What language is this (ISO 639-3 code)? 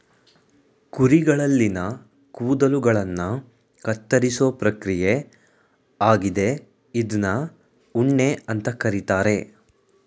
kan